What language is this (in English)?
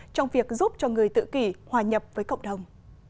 Vietnamese